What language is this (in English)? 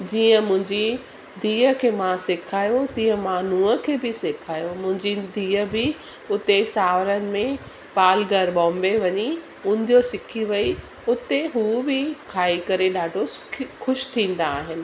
Sindhi